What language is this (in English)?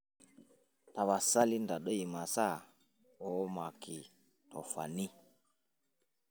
Masai